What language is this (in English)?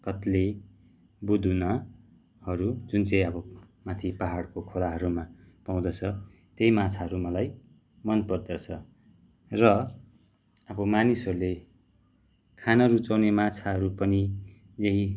Nepali